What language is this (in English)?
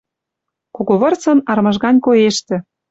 Western Mari